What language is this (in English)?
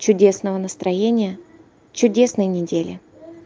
Russian